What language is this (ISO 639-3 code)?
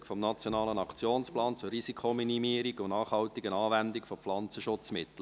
gsw